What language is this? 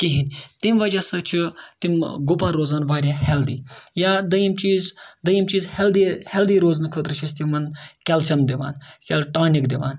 Kashmiri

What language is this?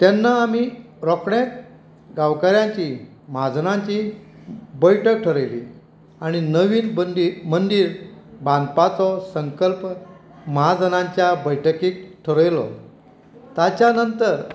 Konkani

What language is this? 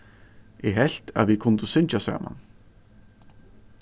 Faroese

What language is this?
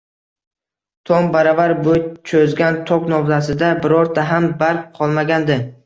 Uzbek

